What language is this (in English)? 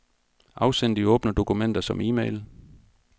Danish